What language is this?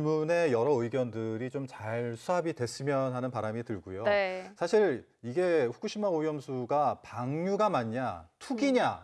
Korean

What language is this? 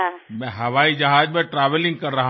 Bangla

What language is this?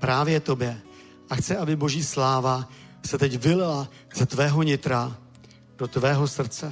Czech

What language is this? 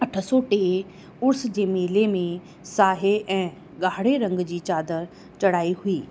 Sindhi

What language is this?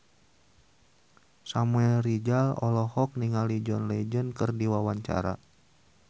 Sundanese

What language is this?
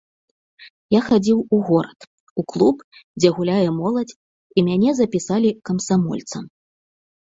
Belarusian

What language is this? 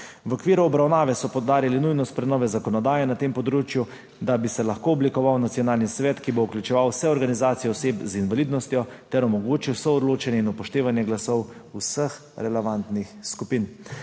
Slovenian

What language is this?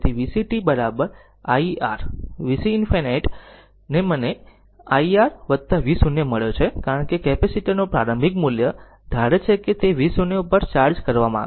Gujarati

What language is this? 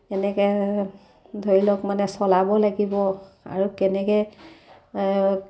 Assamese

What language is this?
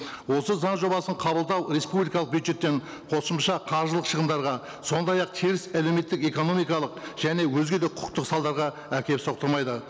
Kazakh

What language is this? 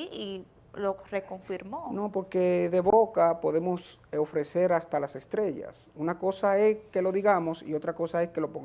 Spanish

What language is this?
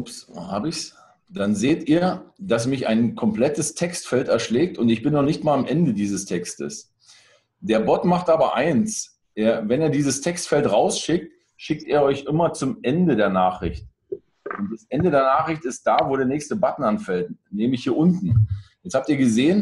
German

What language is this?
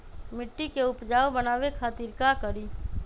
Magahi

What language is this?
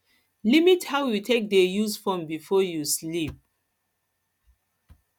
Nigerian Pidgin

